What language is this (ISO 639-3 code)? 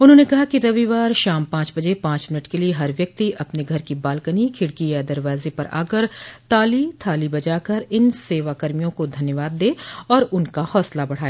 hin